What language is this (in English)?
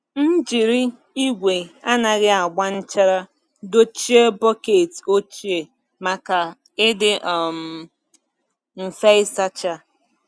Igbo